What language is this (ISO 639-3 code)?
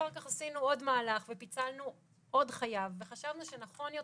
heb